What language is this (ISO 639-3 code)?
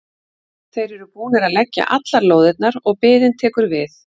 isl